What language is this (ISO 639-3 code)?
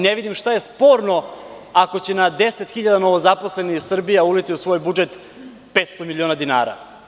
srp